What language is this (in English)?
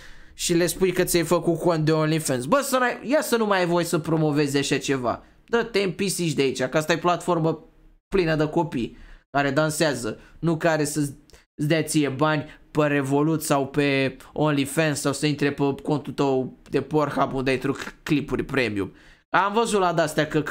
Romanian